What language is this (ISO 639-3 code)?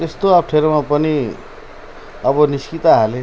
nep